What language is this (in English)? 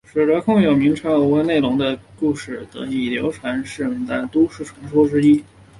Chinese